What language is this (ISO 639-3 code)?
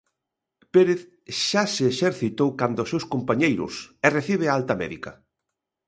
glg